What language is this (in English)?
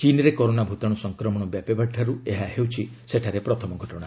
Odia